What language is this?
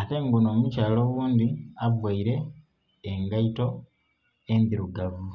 Soga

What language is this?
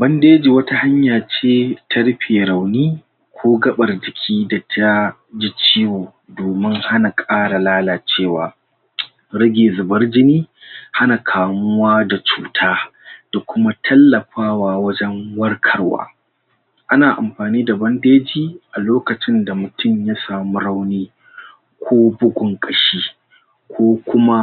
Hausa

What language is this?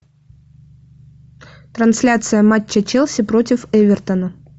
Russian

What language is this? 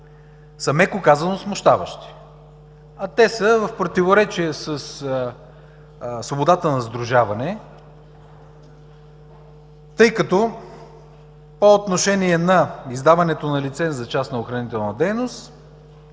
Bulgarian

